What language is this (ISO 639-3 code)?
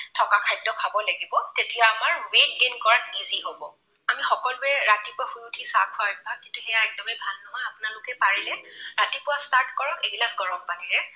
asm